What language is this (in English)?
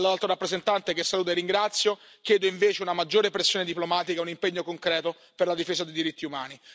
Italian